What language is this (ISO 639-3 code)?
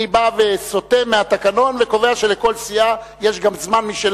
heb